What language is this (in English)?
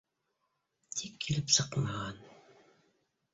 Bashkir